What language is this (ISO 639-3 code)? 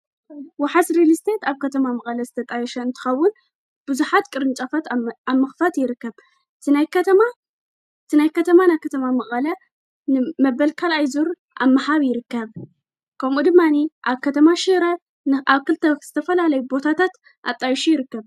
tir